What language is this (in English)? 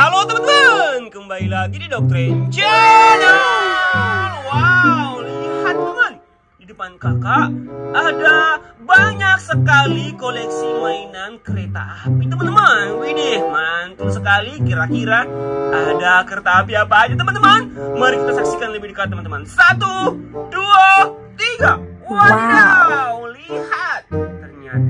Indonesian